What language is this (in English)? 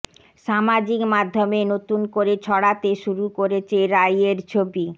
Bangla